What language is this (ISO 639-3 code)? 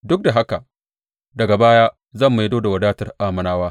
hau